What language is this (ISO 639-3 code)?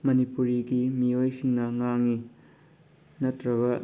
mni